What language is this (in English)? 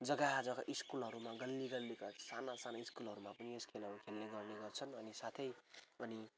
Nepali